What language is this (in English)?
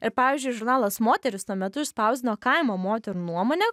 Lithuanian